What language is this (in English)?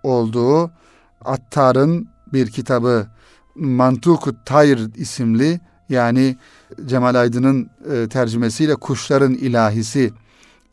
Turkish